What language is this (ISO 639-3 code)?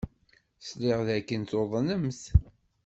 kab